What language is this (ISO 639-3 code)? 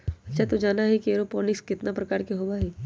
mag